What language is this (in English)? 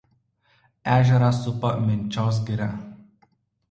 Lithuanian